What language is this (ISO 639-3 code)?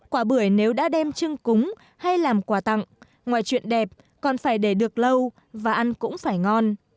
vie